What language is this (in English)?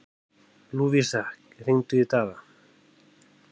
Icelandic